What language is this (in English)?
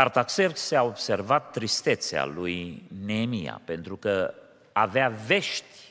Romanian